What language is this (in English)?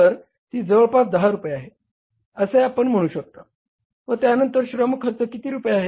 Marathi